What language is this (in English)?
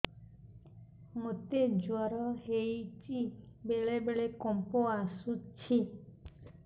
Odia